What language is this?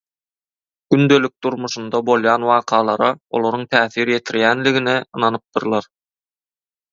Turkmen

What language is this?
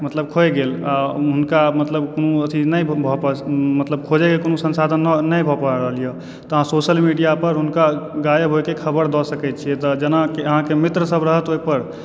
Maithili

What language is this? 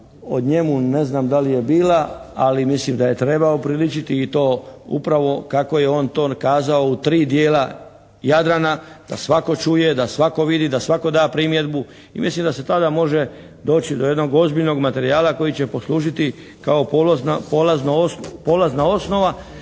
Croatian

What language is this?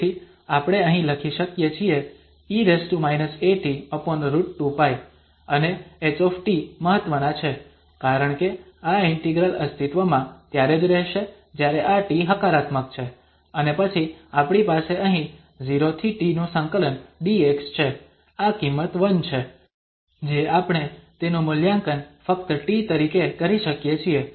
Gujarati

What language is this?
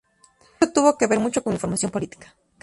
Spanish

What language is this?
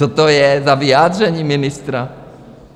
Czech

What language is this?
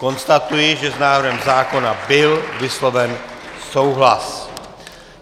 Czech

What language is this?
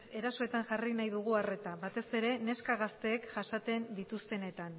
Basque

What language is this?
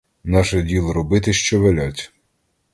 Ukrainian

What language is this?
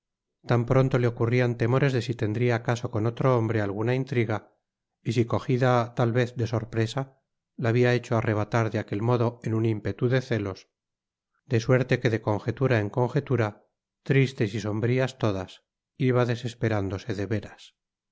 Spanish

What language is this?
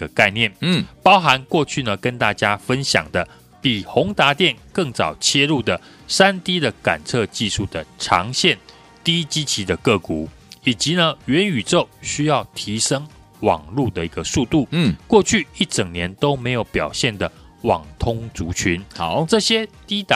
Chinese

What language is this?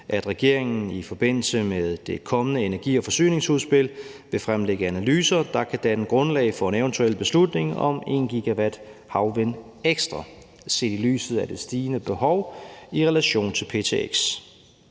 Danish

